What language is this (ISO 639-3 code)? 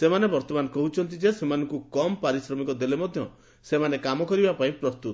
ori